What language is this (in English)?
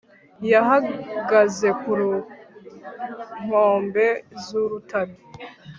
Kinyarwanda